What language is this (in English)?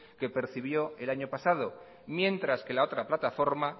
Spanish